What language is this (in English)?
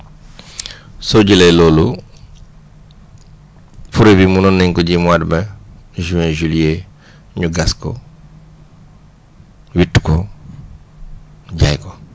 Wolof